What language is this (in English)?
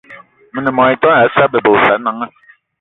Eton (Cameroon)